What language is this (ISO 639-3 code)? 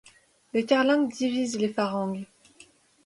fra